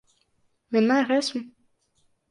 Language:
Latvian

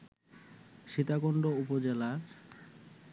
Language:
Bangla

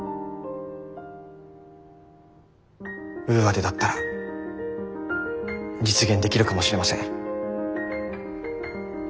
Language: Japanese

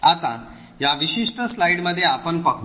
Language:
Marathi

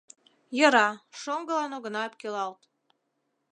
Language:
Mari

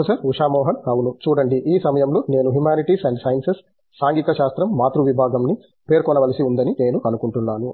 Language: Telugu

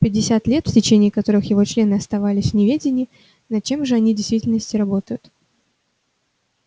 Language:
Russian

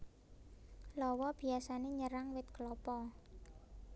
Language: Javanese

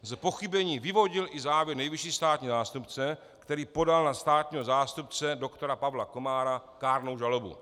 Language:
Czech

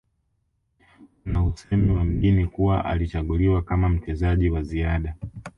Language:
Swahili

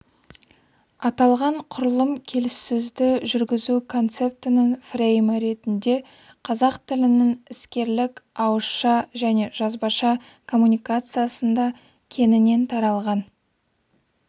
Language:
Kazakh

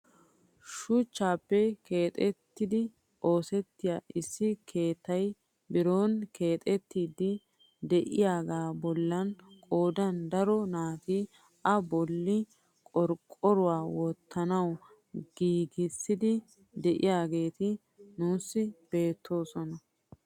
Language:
Wolaytta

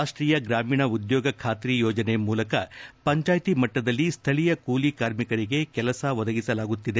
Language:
Kannada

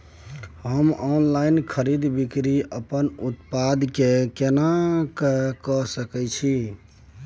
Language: Maithili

